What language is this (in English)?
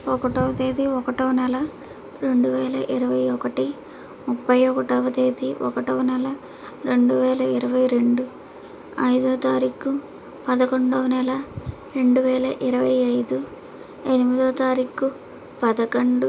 Telugu